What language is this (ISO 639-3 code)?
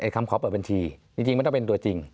tha